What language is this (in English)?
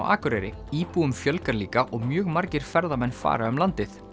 Icelandic